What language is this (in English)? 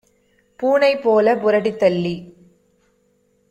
Tamil